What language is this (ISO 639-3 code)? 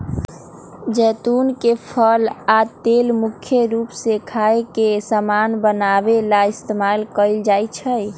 mag